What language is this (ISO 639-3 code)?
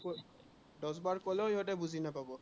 asm